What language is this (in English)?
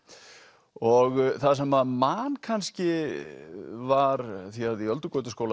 Icelandic